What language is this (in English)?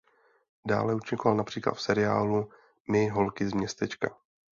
Czech